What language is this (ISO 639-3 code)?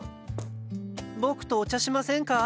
jpn